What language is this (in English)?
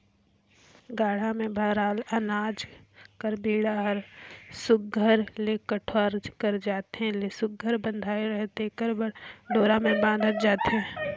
Chhattisgarhi